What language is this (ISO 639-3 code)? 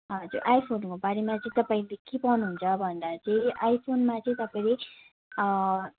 nep